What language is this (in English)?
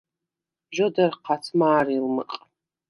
Svan